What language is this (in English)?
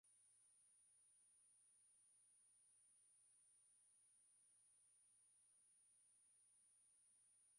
Swahili